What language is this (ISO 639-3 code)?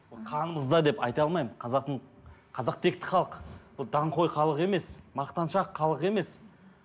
kaz